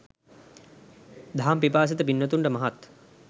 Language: Sinhala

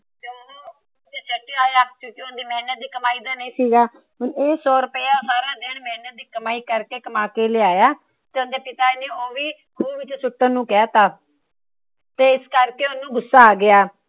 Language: Punjabi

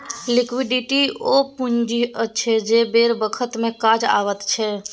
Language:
Maithili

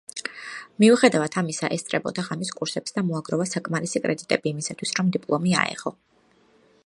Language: Georgian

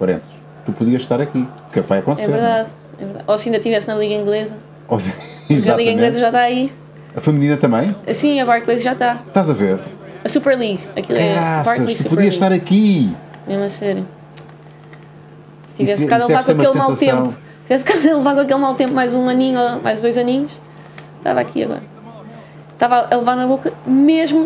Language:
Portuguese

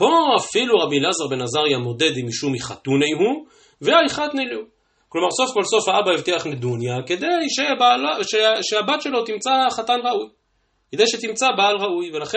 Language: Hebrew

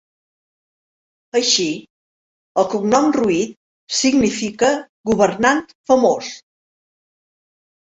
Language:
Catalan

